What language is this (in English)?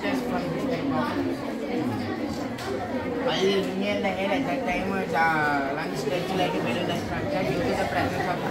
Thai